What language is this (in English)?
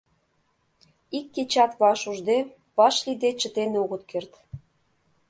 Mari